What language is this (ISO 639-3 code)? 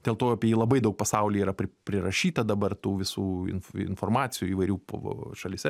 lit